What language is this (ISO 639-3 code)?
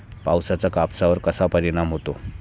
mar